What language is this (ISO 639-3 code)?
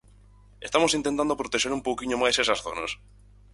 glg